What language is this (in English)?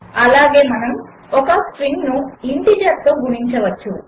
Telugu